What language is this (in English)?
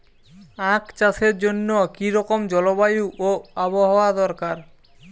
Bangla